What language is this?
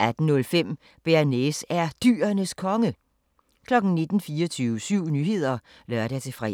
Danish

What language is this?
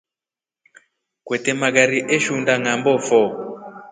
Rombo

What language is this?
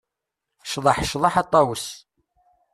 Kabyle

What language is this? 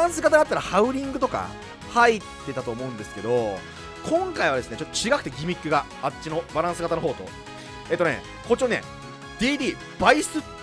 Japanese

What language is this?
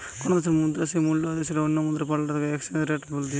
Bangla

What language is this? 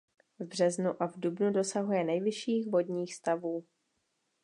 Czech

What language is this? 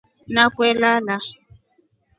Rombo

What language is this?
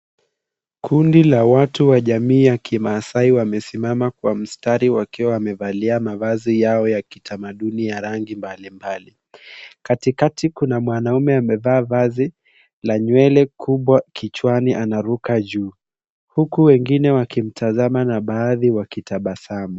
Swahili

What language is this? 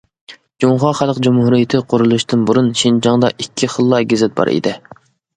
Uyghur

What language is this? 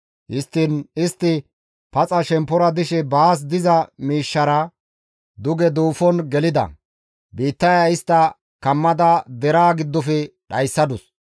Gamo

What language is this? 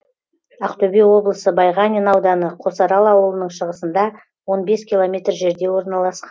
Kazakh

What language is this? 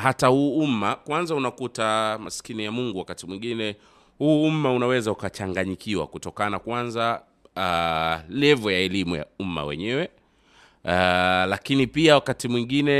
Swahili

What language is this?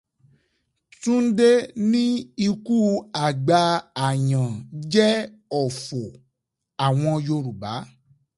Yoruba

